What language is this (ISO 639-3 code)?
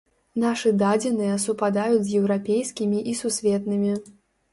bel